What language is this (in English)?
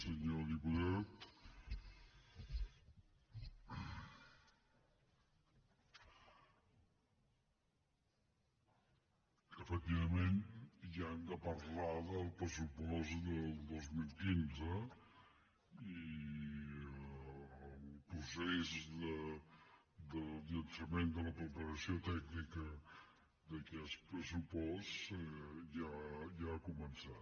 Catalan